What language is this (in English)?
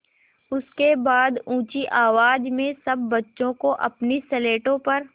Hindi